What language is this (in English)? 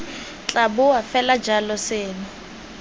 Tswana